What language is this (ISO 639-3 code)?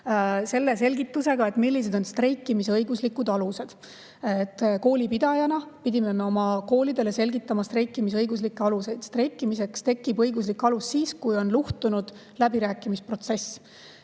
est